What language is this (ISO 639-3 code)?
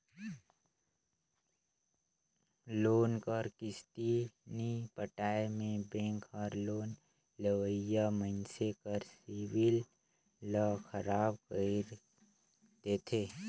hne